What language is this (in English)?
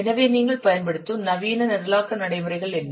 Tamil